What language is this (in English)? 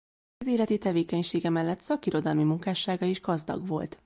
Hungarian